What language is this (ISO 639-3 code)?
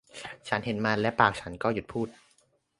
tha